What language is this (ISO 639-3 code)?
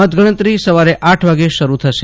guj